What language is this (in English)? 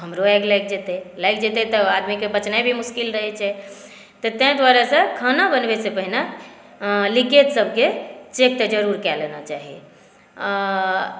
Maithili